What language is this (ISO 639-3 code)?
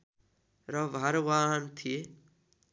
nep